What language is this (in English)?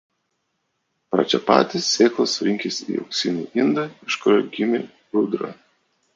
Lithuanian